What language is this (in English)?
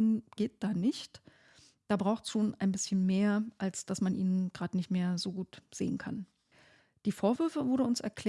German